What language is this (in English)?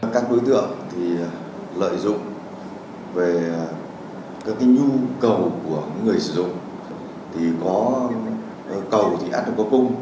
Vietnamese